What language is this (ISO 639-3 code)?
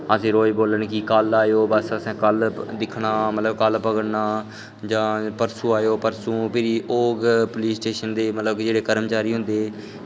doi